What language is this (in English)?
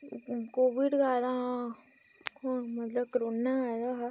Dogri